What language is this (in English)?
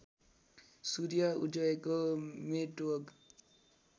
Nepali